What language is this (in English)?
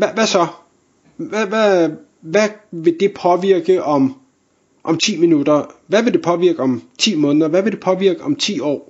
Danish